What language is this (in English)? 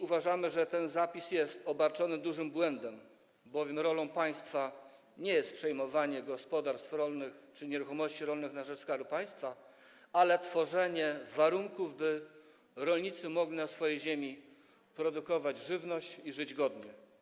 Polish